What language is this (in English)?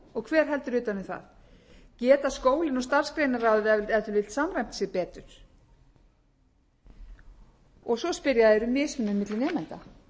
Icelandic